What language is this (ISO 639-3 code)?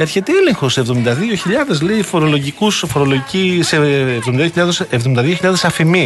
ell